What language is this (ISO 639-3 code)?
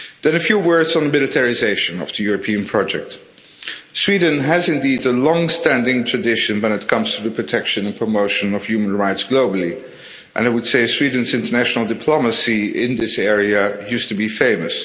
eng